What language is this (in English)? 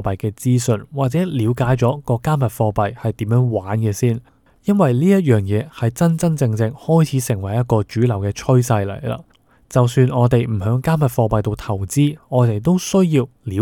Chinese